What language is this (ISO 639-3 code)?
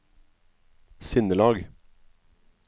nor